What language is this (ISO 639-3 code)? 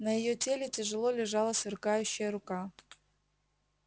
rus